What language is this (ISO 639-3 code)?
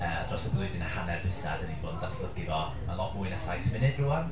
cym